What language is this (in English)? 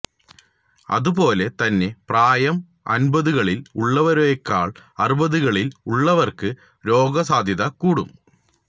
Malayalam